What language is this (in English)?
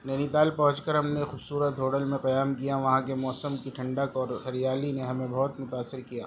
Urdu